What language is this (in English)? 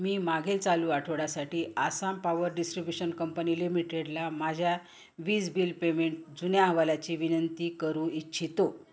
Marathi